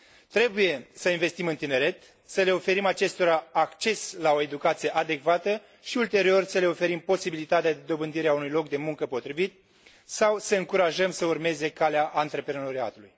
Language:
Romanian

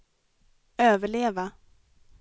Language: Swedish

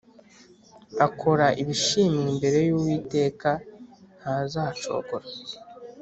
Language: Kinyarwanda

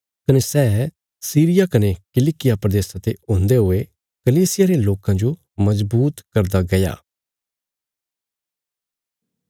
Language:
Bilaspuri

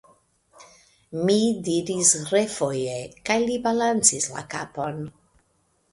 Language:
Esperanto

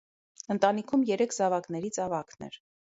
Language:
Armenian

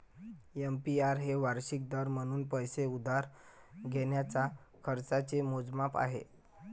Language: Marathi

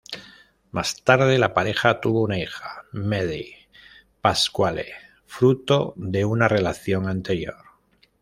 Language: Spanish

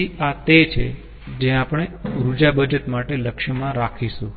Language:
Gujarati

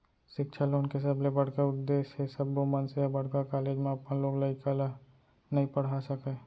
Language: Chhattisgarhi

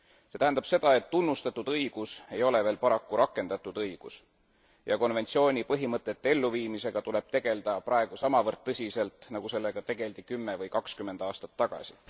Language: Estonian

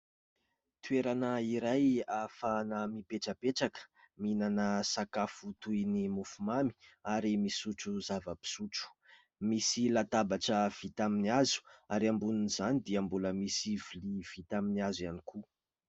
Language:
Malagasy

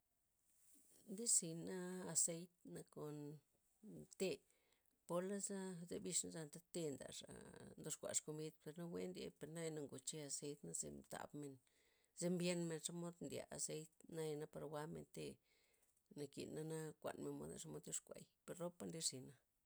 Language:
Loxicha Zapotec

